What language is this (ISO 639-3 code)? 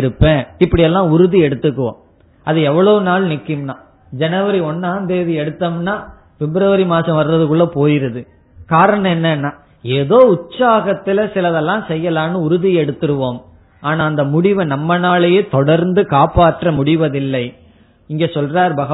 tam